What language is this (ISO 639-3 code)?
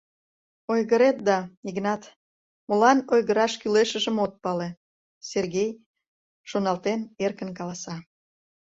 chm